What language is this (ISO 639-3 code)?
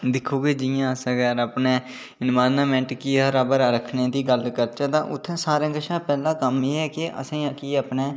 doi